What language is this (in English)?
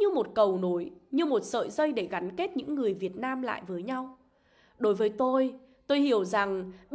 Vietnamese